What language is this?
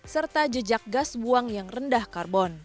Indonesian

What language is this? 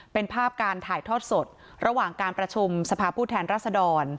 Thai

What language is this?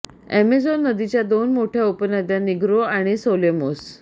Marathi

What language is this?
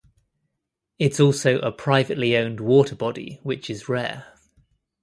English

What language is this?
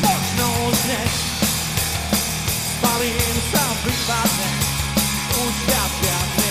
Slovak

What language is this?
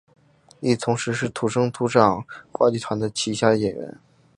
Chinese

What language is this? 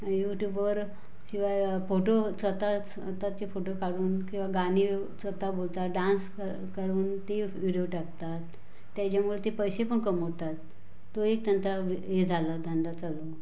Marathi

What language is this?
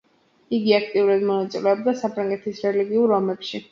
Georgian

